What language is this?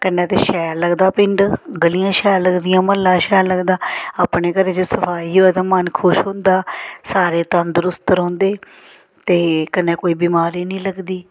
Dogri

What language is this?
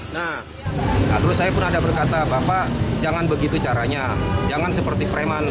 Indonesian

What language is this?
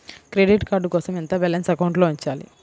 Telugu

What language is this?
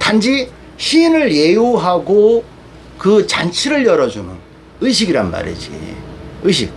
Korean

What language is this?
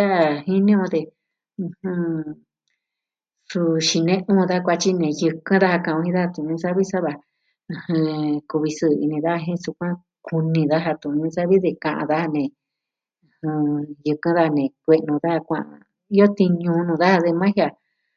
Southwestern Tlaxiaco Mixtec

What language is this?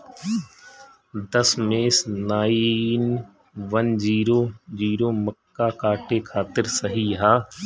Bhojpuri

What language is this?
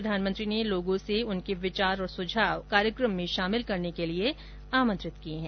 Hindi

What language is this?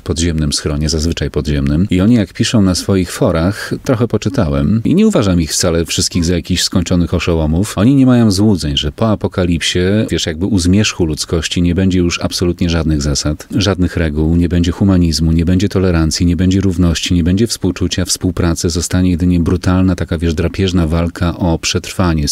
Polish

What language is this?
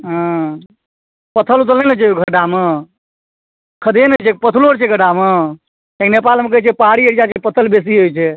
Maithili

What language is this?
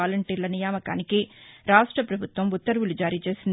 Telugu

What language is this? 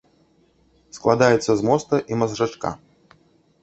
Belarusian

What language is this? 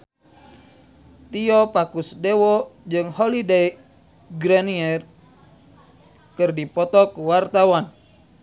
Sundanese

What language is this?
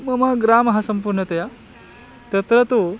Sanskrit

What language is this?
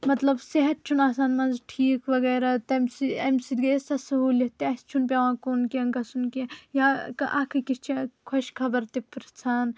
Kashmiri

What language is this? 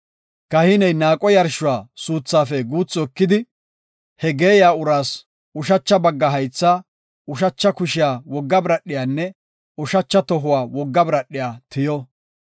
Gofa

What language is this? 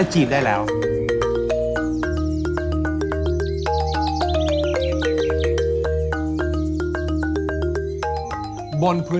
Thai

